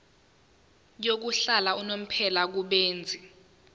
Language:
Zulu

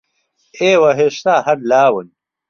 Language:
Central Kurdish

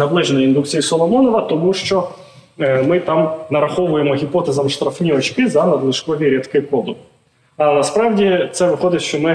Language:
Ukrainian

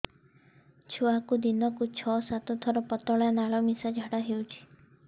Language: Odia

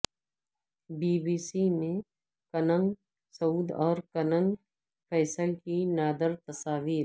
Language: Urdu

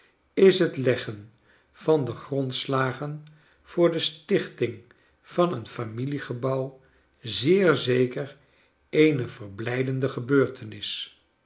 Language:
Dutch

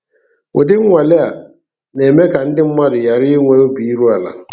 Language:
Igbo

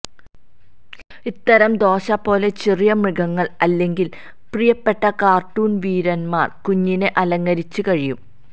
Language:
Malayalam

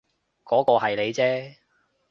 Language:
Cantonese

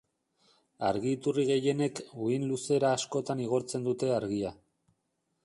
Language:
Basque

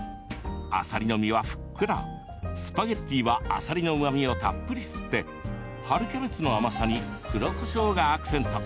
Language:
Japanese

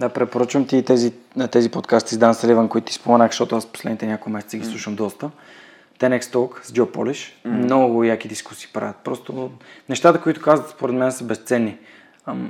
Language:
Bulgarian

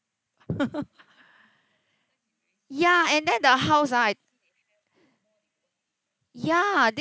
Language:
English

